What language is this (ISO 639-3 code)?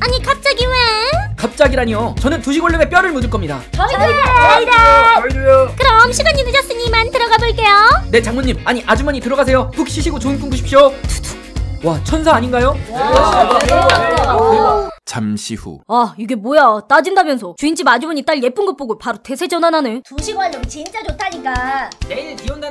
kor